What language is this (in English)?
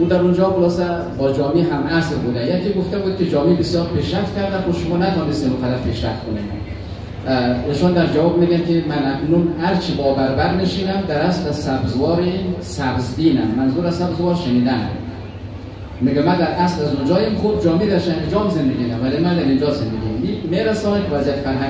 Persian